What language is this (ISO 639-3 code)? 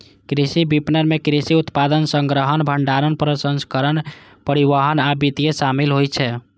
mai